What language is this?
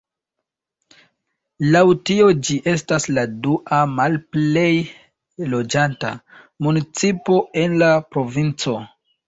Esperanto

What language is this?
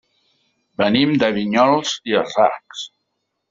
Catalan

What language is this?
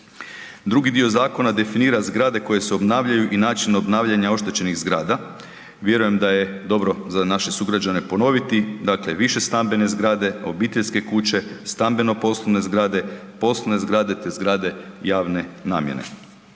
Croatian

